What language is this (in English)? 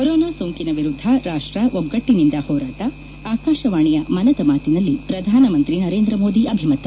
Kannada